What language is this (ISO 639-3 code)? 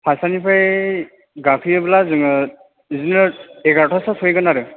brx